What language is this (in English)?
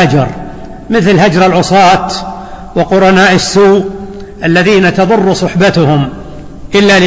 Arabic